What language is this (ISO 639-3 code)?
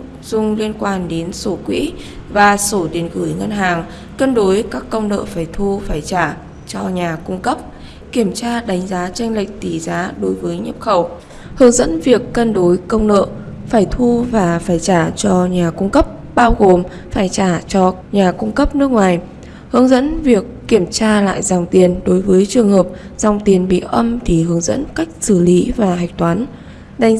vie